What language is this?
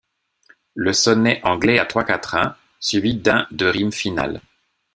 French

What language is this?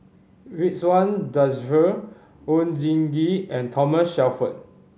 English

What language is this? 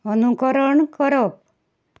Konkani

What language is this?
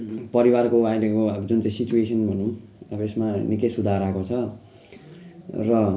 Nepali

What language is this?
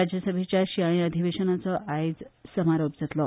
Konkani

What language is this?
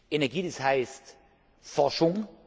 German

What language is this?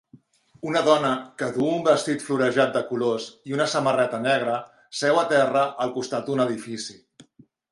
Catalan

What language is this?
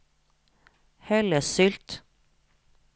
Norwegian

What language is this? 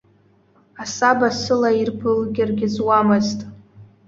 Abkhazian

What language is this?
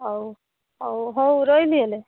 Odia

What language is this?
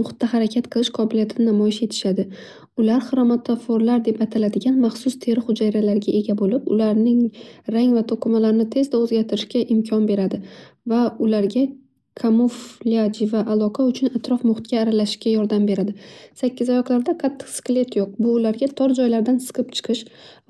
Uzbek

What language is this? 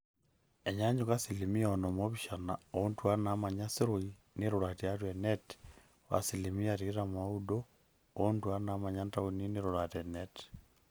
Masai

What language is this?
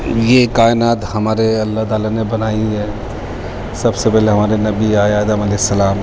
Urdu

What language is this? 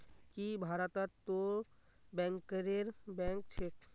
Magahi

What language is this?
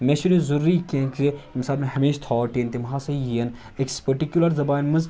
Kashmiri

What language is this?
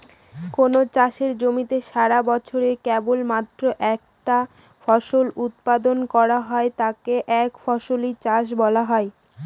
Bangla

